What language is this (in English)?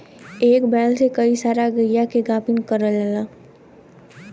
Bhojpuri